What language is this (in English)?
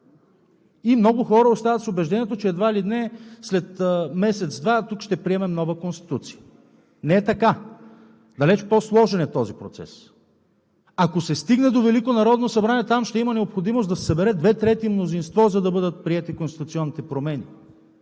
Bulgarian